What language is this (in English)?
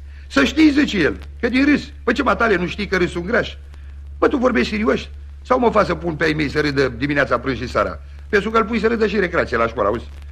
Romanian